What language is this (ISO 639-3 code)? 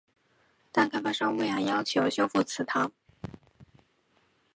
zho